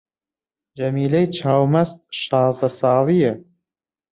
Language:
Central Kurdish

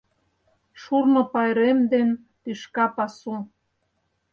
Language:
Mari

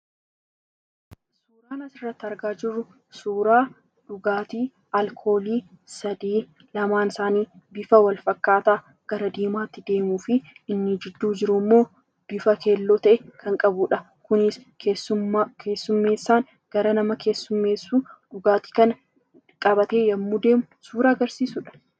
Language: Oromo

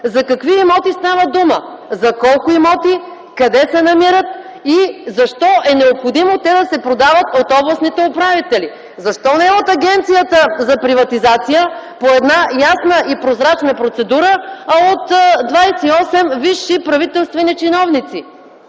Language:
Bulgarian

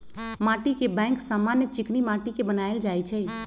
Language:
Magahi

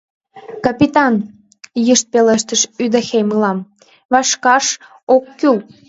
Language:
Mari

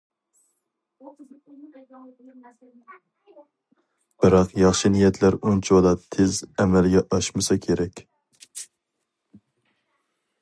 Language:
Uyghur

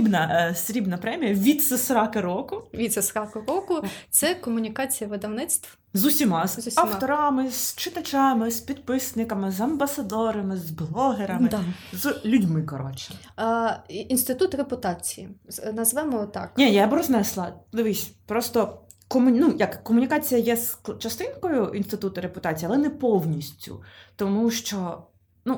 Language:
Ukrainian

